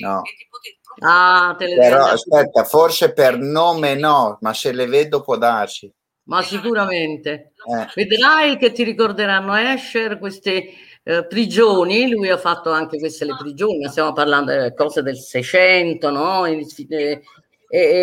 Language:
Italian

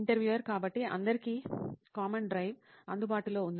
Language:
Telugu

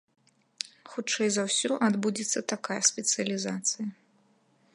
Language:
Belarusian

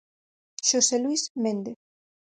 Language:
Galician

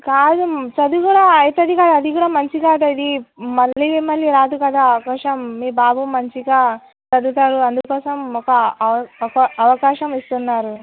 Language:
Telugu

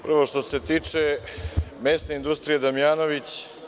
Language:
Serbian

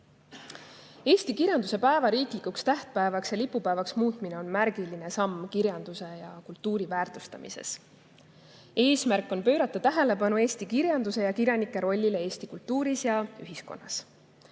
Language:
Estonian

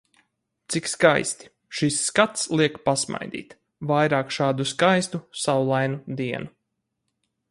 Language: Latvian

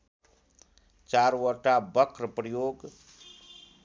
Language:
Nepali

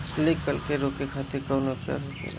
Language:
Bhojpuri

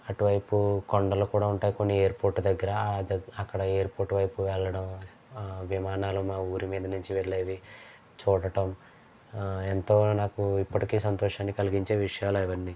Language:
Telugu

